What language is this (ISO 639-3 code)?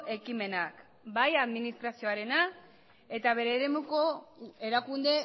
eus